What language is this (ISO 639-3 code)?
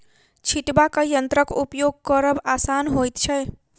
mai